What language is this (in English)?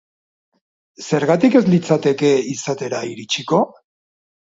Basque